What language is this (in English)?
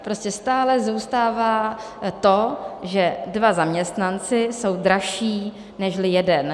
Czech